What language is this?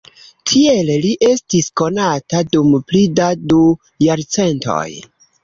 Esperanto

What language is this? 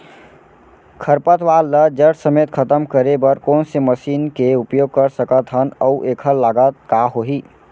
Chhattisgarhi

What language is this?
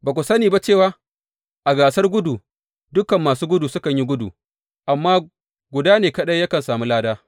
Hausa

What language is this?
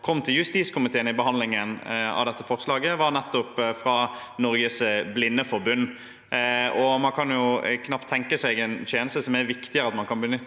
Norwegian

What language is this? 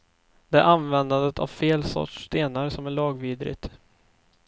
Swedish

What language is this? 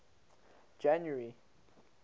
English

